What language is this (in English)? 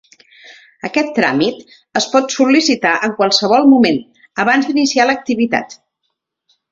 Catalan